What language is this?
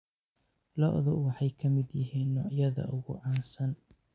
Somali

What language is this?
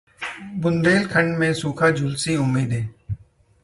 Hindi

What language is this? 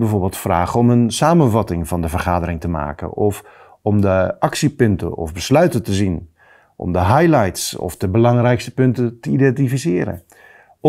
Dutch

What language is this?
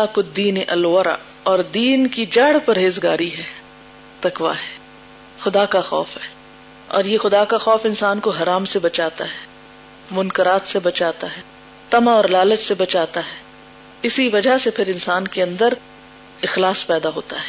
Urdu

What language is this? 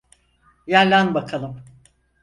Turkish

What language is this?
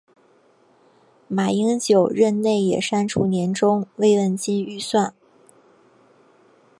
Chinese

